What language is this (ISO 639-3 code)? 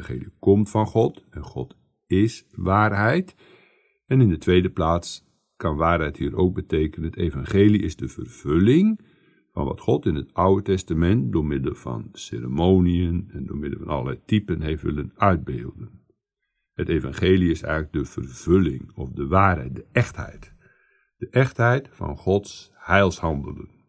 nld